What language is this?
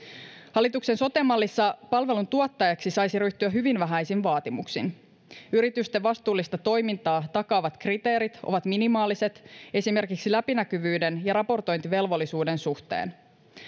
Finnish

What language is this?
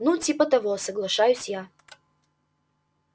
Russian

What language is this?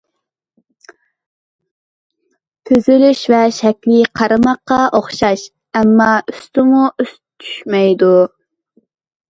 Uyghur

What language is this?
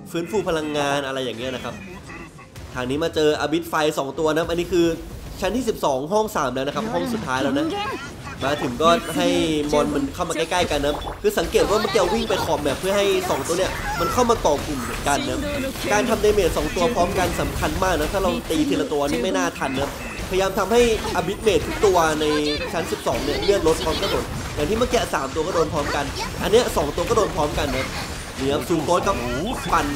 Thai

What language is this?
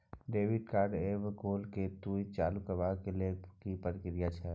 Maithili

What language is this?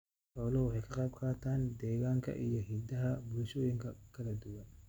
Somali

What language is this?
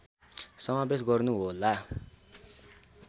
Nepali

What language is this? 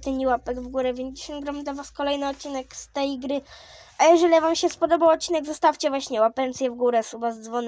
Polish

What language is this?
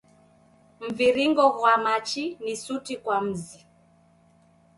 Taita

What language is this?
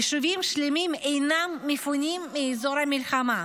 Hebrew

